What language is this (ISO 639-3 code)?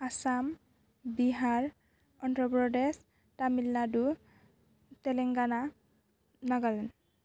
brx